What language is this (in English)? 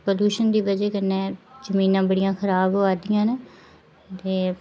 Dogri